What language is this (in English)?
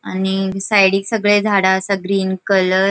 Konkani